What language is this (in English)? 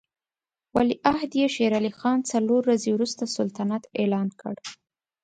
Pashto